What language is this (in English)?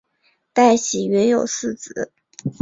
Chinese